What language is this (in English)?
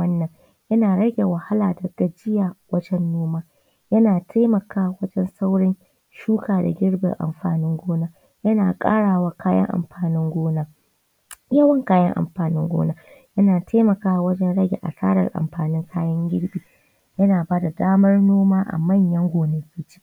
Hausa